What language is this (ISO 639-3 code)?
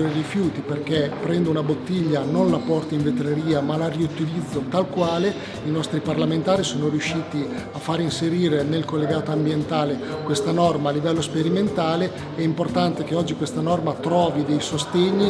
ita